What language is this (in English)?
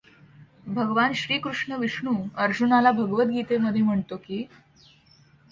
Marathi